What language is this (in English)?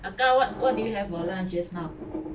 English